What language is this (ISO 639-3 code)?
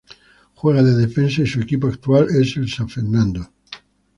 spa